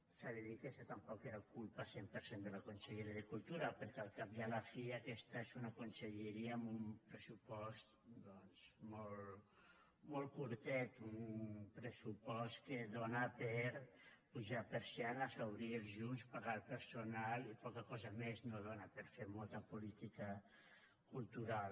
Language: Catalan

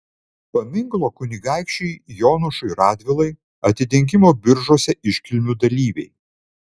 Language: Lithuanian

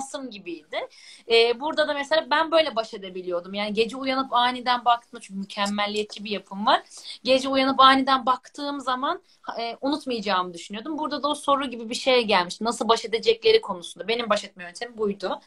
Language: Turkish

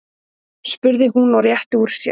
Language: Icelandic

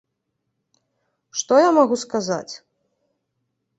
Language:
Belarusian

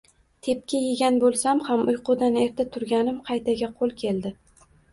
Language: Uzbek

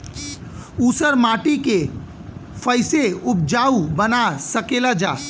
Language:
Bhojpuri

